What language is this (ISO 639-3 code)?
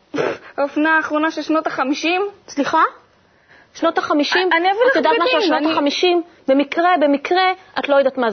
heb